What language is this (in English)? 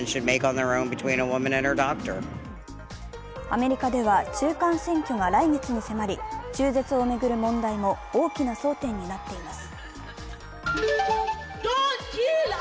Japanese